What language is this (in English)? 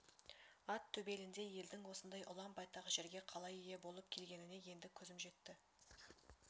Kazakh